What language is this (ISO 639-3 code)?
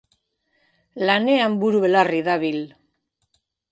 eus